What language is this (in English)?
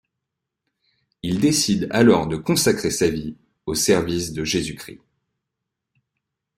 French